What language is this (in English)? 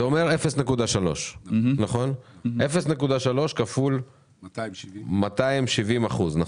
Hebrew